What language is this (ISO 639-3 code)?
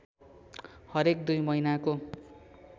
nep